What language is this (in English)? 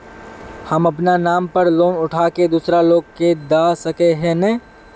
Magahi